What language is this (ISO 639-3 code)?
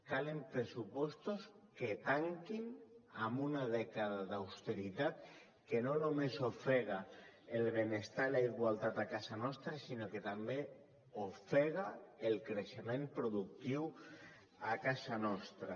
cat